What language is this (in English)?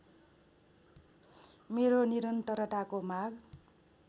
Nepali